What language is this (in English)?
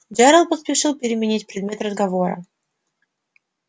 Russian